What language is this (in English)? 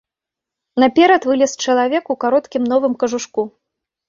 Belarusian